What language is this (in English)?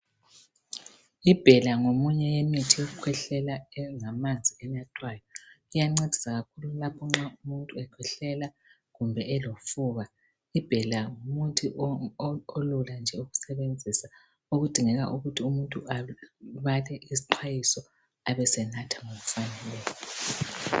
North Ndebele